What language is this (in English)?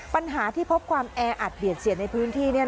Thai